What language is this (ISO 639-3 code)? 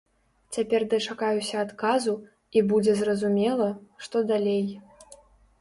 bel